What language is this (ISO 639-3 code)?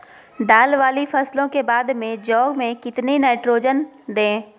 mag